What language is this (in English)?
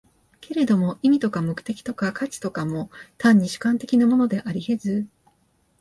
Japanese